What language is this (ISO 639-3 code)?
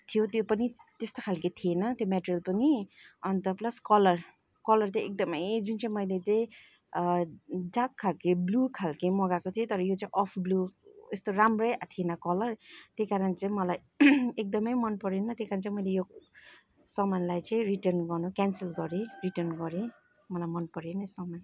nep